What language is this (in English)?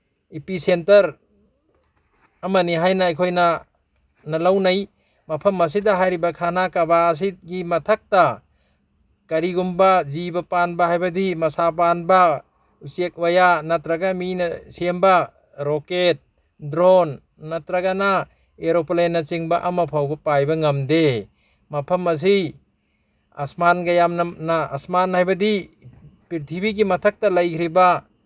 Manipuri